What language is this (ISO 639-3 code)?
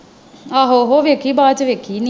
pan